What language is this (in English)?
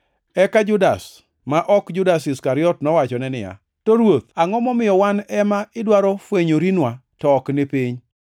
Luo (Kenya and Tanzania)